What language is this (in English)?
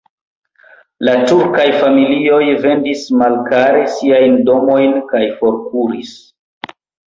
Esperanto